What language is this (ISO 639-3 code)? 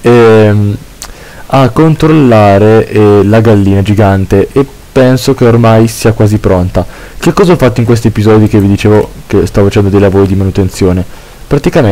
ita